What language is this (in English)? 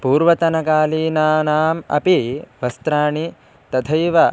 Sanskrit